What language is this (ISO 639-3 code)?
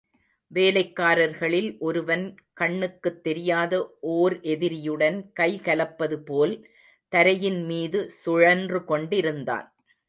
tam